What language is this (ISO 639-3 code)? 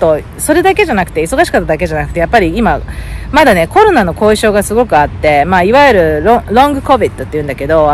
jpn